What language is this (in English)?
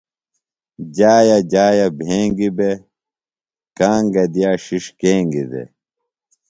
Phalura